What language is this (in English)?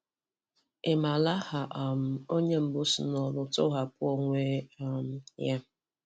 Igbo